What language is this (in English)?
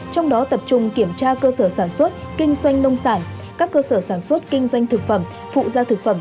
Vietnamese